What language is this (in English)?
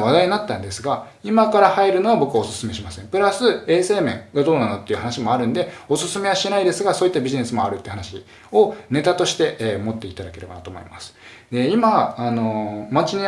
Japanese